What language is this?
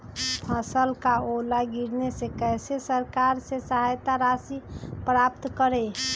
Magahi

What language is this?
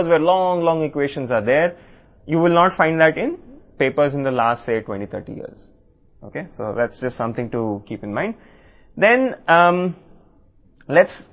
Telugu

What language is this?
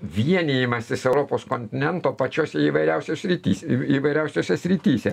Lithuanian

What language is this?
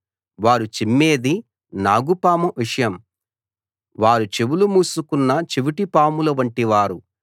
Telugu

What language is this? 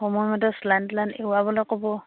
Assamese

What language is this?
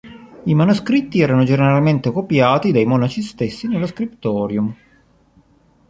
Italian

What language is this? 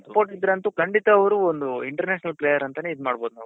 Kannada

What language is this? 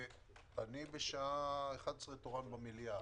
Hebrew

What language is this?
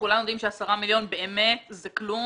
Hebrew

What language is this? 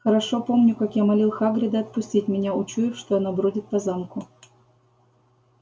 Russian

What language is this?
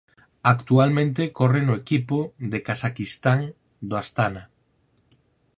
Galician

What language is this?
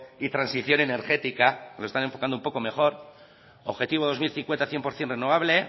Spanish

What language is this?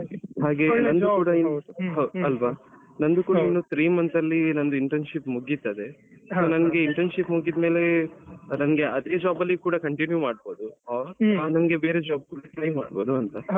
Kannada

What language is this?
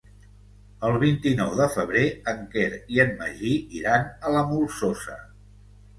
Catalan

